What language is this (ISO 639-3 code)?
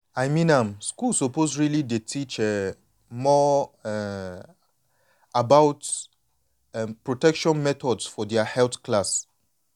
pcm